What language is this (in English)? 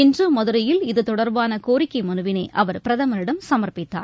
Tamil